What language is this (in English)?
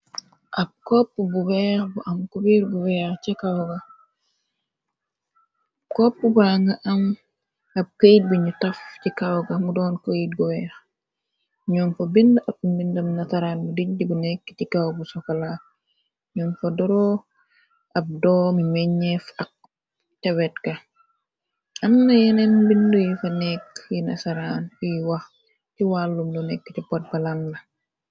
Wolof